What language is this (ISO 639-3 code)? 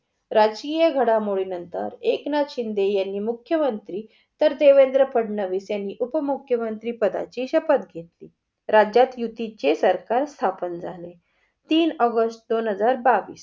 mar